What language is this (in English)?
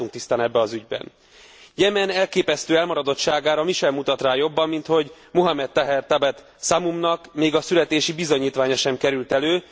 Hungarian